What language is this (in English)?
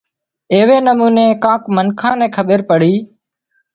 Wadiyara Koli